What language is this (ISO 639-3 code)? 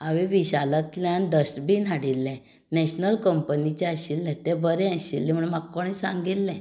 kok